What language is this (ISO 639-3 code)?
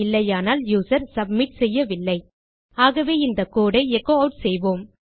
tam